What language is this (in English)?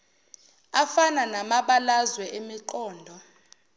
Zulu